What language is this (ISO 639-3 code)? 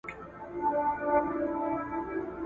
pus